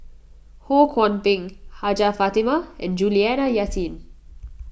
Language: English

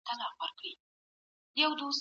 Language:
Pashto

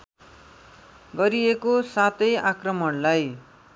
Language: Nepali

